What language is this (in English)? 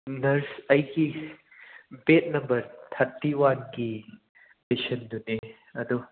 Manipuri